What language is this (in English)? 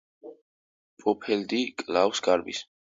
Georgian